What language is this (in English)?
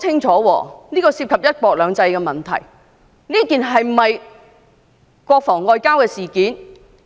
Cantonese